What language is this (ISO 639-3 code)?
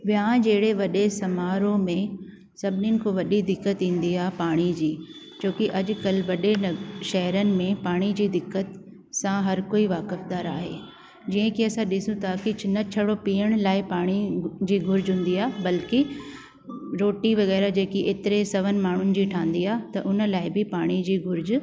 snd